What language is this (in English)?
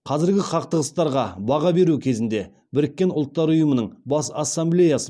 Kazakh